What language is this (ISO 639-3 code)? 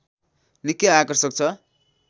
nep